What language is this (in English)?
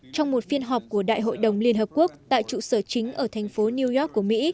Vietnamese